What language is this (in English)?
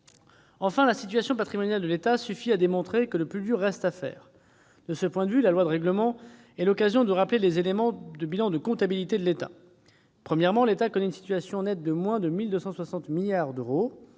French